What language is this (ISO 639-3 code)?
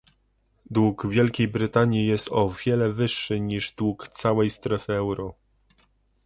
pol